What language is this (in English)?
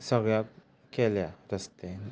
Konkani